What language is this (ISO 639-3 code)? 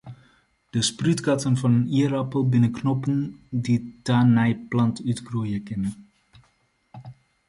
fry